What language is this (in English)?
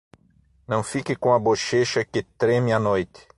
Portuguese